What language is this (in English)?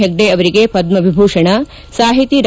Kannada